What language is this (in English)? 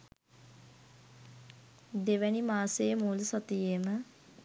Sinhala